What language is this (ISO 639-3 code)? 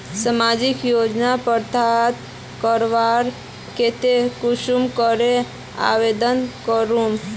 mag